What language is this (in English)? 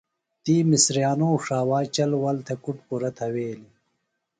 Phalura